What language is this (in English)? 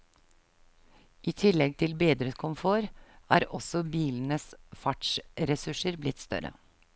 Norwegian